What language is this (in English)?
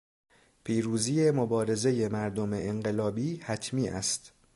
Persian